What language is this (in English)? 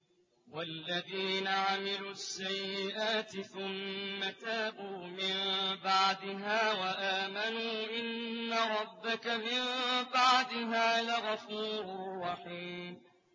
Arabic